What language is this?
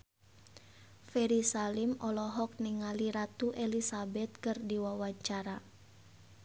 Sundanese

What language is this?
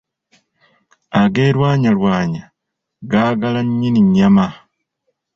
Ganda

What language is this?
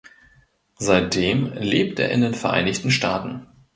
German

